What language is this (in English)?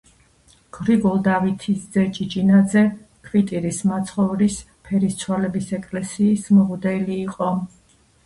Georgian